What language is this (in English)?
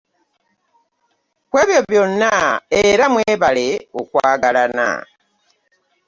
Ganda